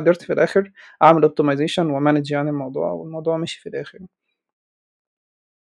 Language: Arabic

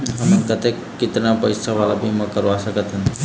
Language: Chhattisgarhi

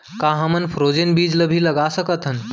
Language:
Chhattisgarhi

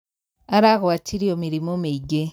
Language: Kikuyu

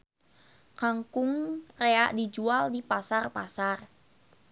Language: Sundanese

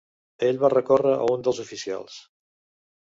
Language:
Catalan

